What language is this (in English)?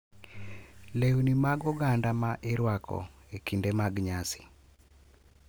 Luo (Kenya and Tanzania)